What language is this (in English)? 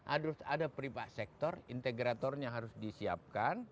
Indonesian